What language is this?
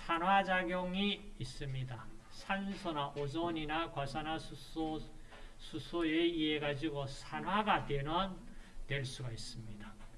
Korean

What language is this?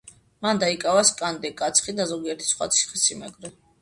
Georgian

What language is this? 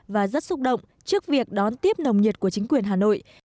Vietnamese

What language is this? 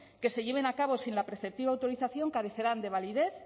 Spanish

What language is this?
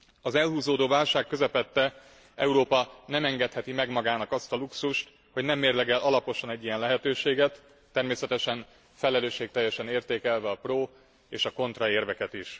Hungarian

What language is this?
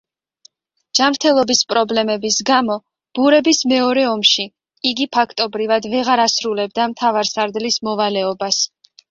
Georgian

